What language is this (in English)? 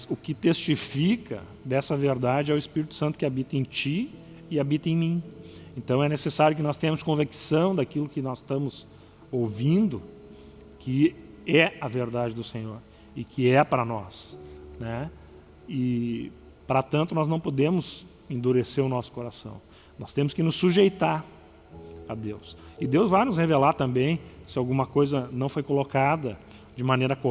Portuguese